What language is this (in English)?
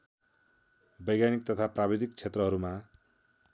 Nepali